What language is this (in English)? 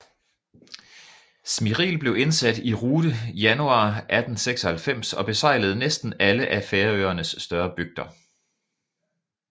Danish